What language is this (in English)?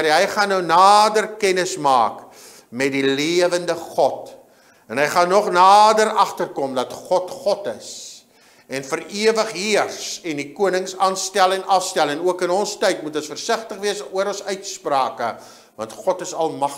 Dutch